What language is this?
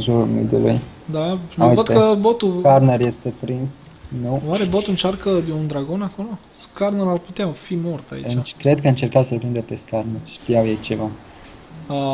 Romanian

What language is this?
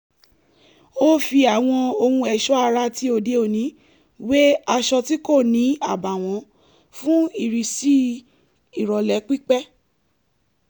Yoruba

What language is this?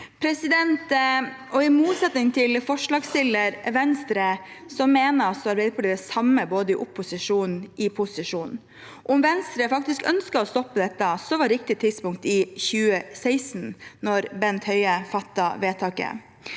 Norwegian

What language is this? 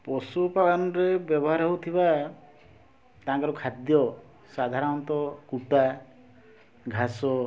Odia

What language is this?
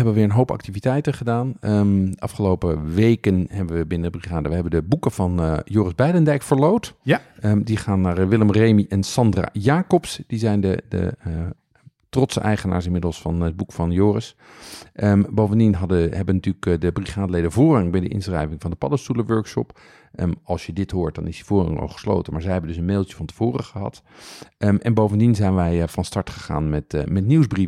Dutch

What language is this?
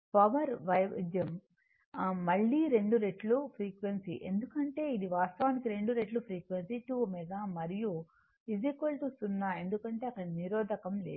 Telugu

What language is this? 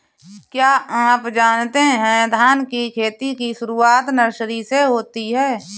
Hindi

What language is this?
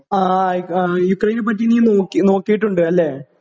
Malayalam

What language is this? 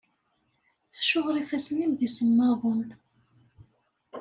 Kabyle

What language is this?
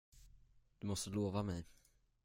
Swedish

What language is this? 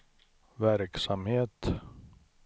Swedish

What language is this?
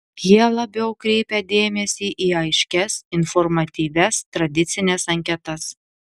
Lithuanian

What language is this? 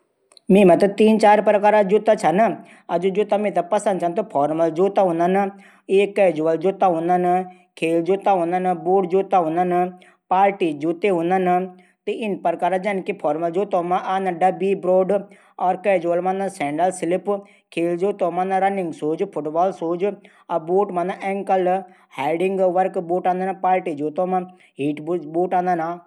Garhwali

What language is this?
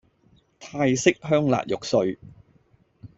Cantonese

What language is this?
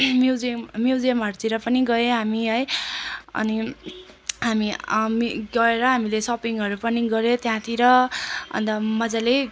Nepali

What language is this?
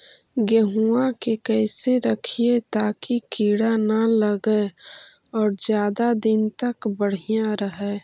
Magahi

